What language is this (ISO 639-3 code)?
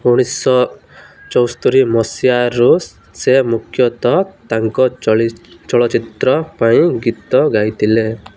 ori